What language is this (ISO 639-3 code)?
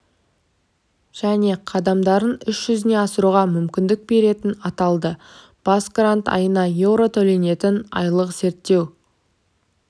kaz